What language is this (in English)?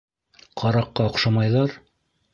Bashkir